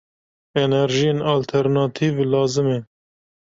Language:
Kurdish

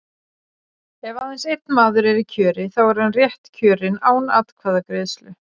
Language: Icelandic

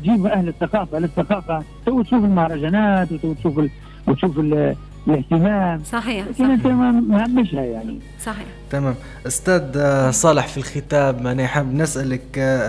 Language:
Arabic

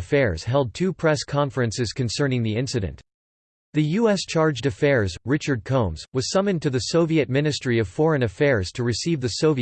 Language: English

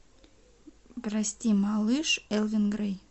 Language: Russian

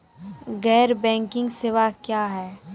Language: Maithili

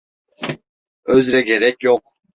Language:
Turkish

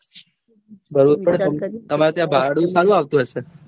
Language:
Gujarati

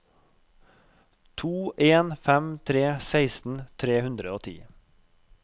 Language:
Norwegian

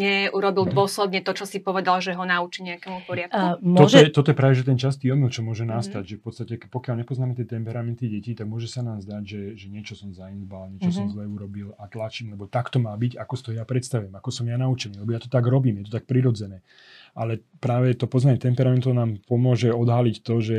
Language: Slovak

